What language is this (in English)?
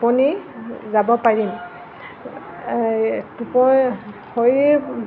Assamese